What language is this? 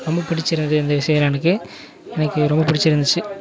Tamil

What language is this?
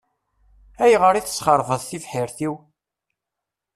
Kabyle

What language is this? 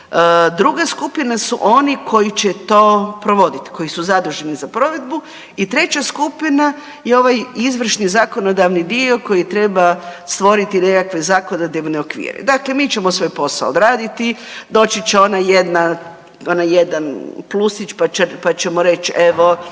Croatian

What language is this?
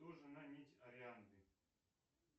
Russian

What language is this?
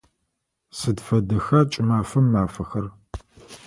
Adyghe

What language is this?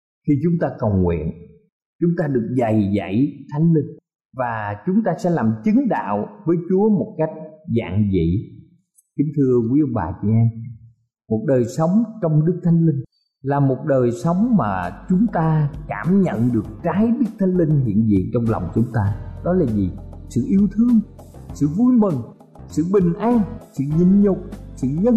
Vietnamese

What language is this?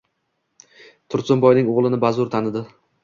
Uzbek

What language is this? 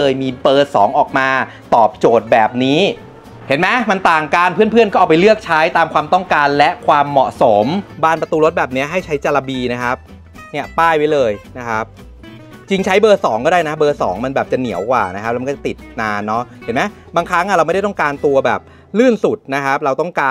Thai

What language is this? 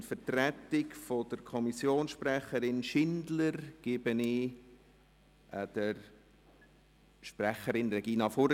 Swiss German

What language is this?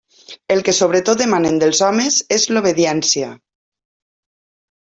Catalan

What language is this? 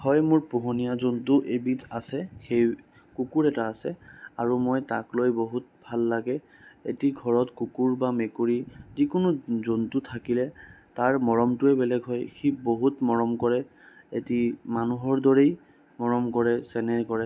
Assamese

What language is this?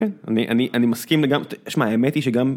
Hebrew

